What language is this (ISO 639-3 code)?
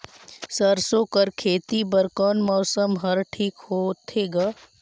hne